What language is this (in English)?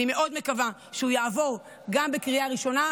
Hebrew